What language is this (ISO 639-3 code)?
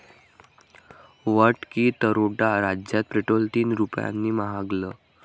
mar